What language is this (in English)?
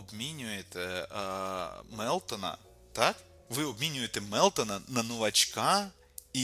Ukrainian